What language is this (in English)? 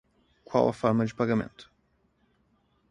Portuguese